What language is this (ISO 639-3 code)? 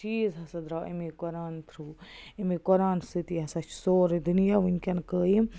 kas